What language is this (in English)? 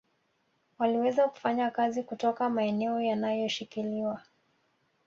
Swahili